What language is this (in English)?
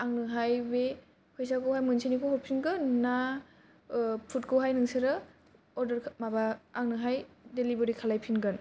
Bodo